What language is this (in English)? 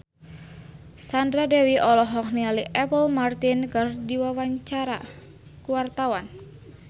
Sundanese